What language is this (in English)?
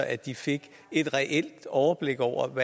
Danish